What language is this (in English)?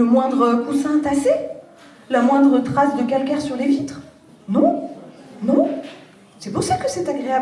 French